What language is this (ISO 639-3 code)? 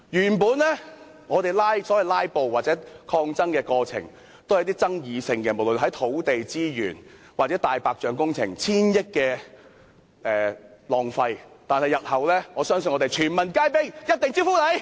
yue